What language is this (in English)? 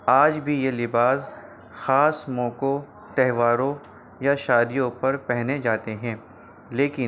Urdu